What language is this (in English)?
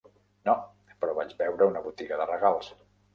Catalan